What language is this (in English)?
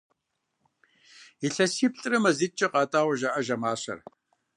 Kabardian